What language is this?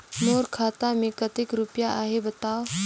Chhattisgarhi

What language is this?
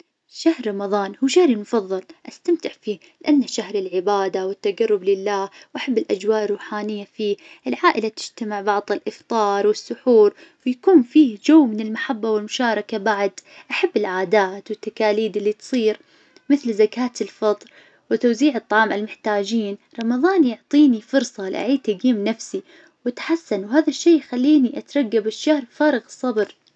Najdi Arabic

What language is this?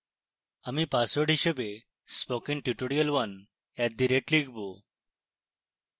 Bangla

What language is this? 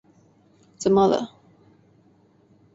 Chinese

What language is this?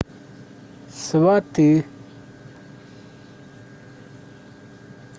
Russian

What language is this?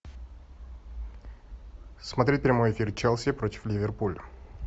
Russian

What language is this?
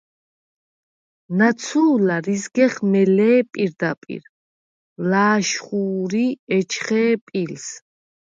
Svan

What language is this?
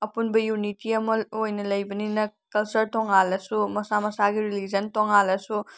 Manipuri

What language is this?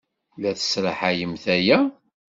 Kabyle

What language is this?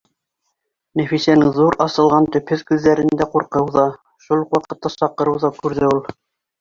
Bashkir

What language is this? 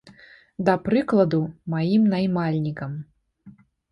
Belarusian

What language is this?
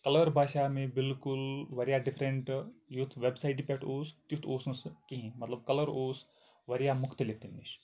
Kashmiri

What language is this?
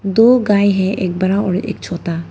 Hindi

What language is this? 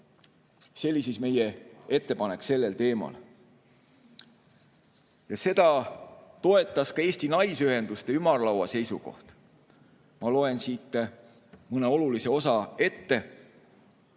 Estonian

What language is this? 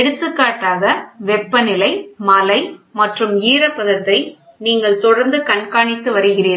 Tamil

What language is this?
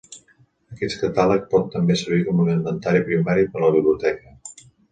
Catalan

